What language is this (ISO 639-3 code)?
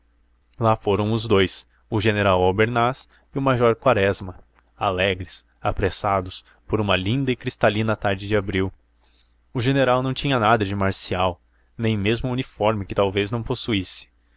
por